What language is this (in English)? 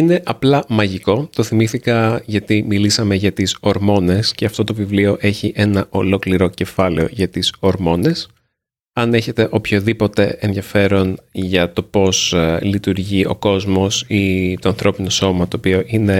Greek